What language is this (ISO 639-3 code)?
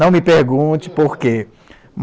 por